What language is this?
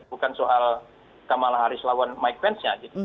Indonesian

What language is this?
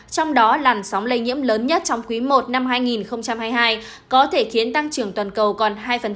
Vietnamese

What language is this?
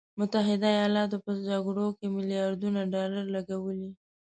Pashto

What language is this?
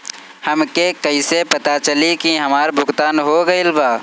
Bhojpuri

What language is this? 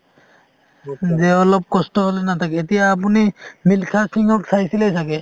Assamese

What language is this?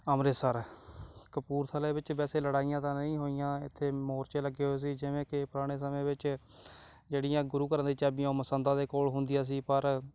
Punjabi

